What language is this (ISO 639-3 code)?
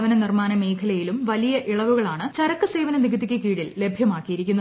mal